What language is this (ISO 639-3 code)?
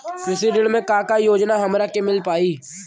bho